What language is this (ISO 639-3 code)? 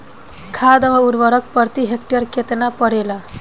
bho